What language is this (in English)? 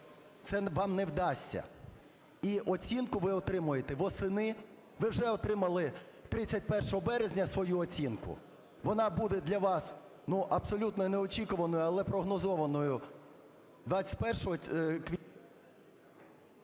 Ukrainian